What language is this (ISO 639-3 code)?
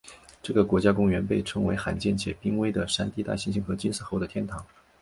zho